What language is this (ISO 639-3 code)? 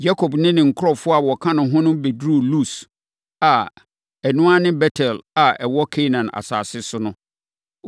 aka